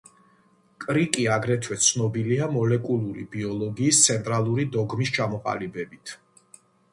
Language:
Georgian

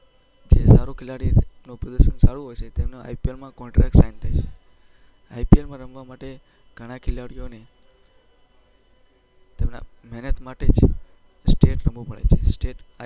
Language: Gujarati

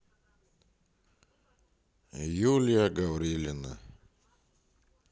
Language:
Russian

